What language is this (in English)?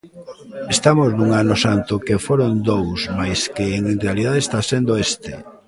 Galician